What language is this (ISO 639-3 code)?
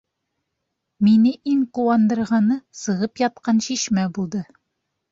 bak